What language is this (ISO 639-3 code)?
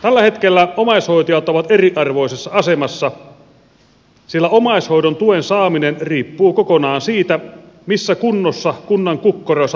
fin